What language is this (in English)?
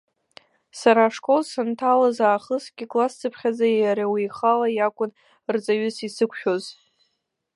Abkhazian